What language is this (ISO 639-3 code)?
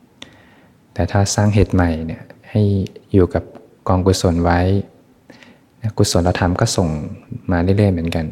tha